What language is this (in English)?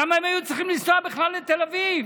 Hebrew